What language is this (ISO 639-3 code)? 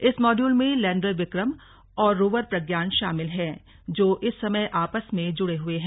hin